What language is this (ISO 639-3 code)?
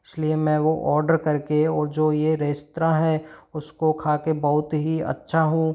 hin